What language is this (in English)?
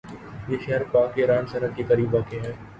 Urdu